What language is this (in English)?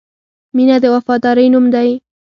Pashto